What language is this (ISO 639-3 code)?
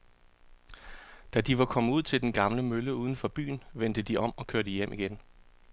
dan